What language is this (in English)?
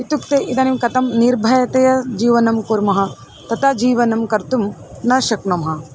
Sanskrit